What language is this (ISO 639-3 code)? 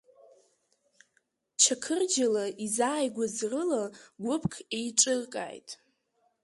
abk